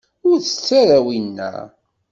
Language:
Kabyle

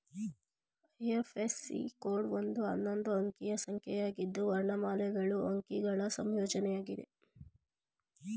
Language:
Kannada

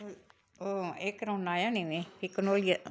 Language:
Dogri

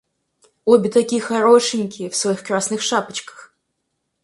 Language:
Russian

